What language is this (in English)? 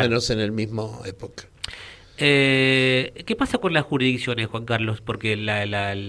Spanish